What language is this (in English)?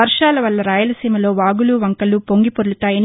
Telugu